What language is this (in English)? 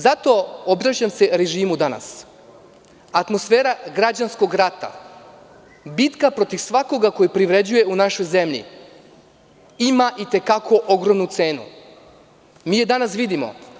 Serbian